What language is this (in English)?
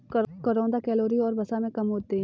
Hindi